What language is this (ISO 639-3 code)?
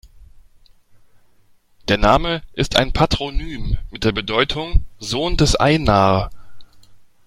deu